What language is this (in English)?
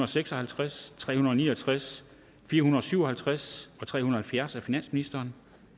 Danish